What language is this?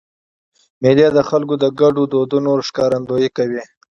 Pashto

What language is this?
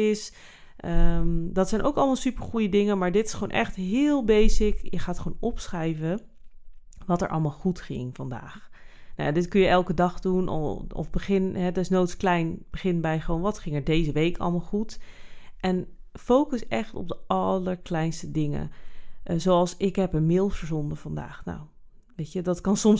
Dutch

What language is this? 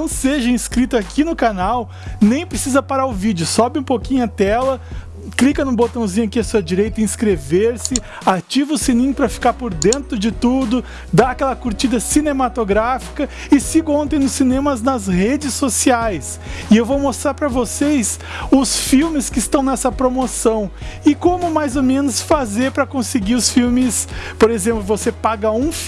Portuguese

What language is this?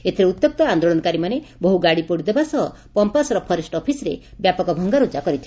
Odia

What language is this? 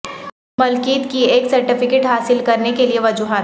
Urdu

